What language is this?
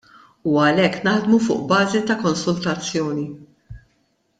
Maltese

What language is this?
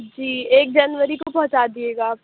Urdu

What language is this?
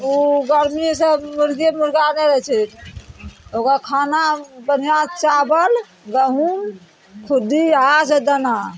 Maithili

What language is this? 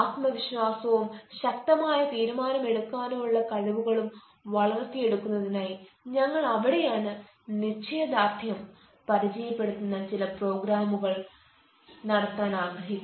Malayalam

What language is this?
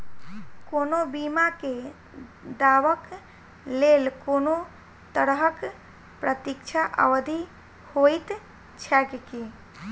Maithili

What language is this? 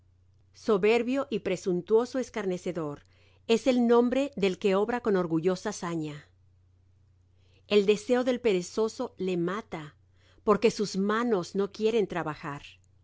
Spanish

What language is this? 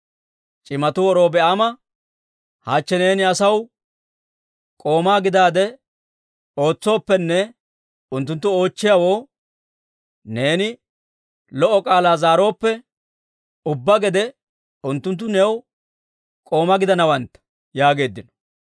Dawro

